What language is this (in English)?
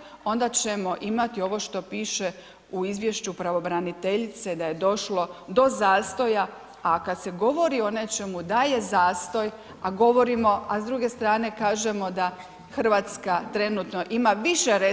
Croatian